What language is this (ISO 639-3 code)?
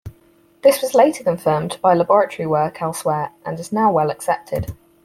eng